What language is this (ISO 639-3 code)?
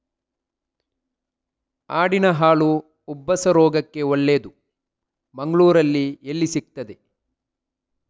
kan